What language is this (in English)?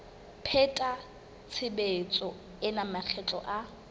Southern Sotho